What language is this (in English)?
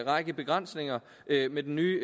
Danish